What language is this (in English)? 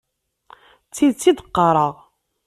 Kabyle